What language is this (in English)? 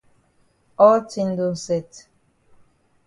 Cameroon Pidgin